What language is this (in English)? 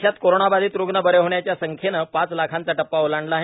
Marathi